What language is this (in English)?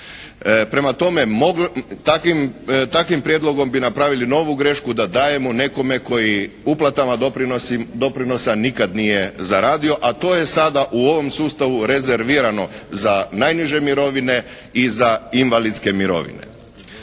Croatian